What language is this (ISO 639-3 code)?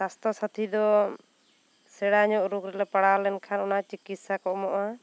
sat